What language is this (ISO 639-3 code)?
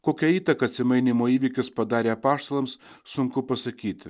lit